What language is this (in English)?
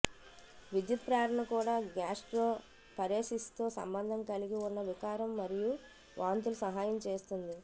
Telugu